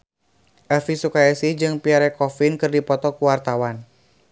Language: Sundanese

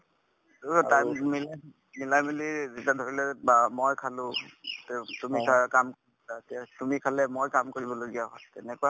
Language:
Assamese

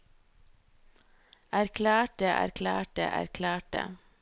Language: Norwegian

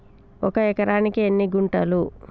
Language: Telugu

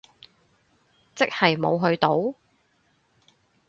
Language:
Cantonese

